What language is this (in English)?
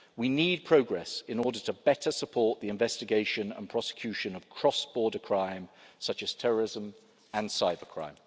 English